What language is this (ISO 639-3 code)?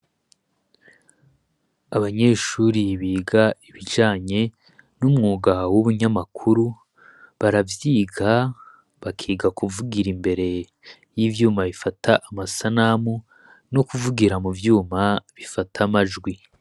run